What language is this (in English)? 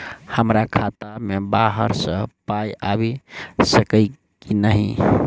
Maithili